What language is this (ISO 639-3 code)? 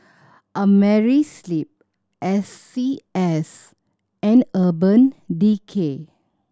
eng